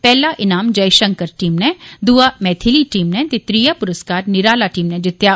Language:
Dogri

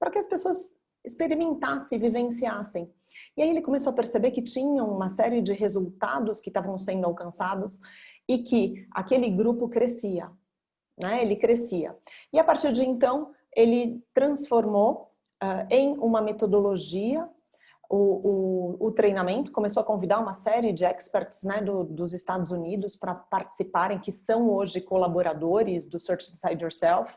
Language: Portuguese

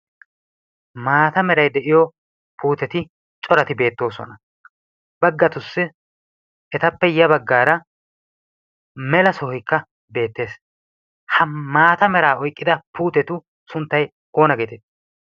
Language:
Wolaytta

